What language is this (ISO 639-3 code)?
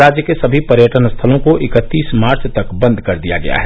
hin